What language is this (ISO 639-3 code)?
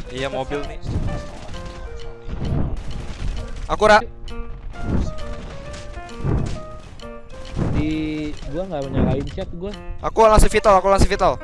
ind